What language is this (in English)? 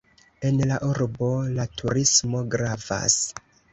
Esperanto